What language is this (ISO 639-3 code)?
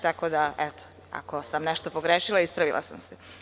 srp